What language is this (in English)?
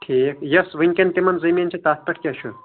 Kashmiri